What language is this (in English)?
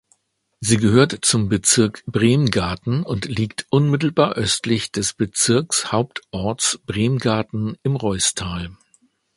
German